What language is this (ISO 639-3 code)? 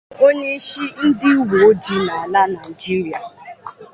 ibo